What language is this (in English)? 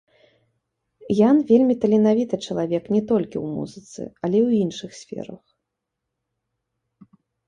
Belarusian